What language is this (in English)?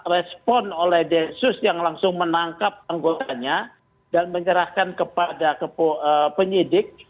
Indonesian